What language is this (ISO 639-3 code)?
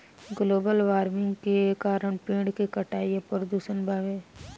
bho